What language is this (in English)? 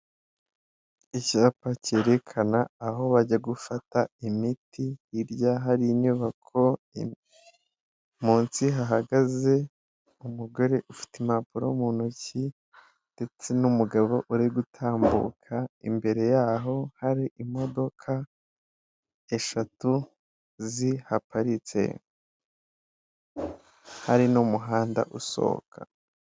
Kinyarwanda